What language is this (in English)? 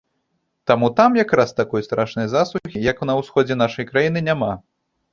Belarusian